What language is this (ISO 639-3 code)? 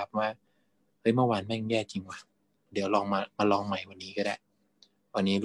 tha